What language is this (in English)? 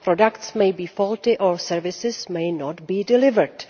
English